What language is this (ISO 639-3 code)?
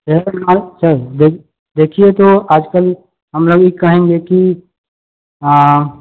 mai